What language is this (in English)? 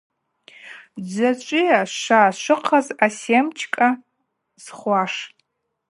Abaza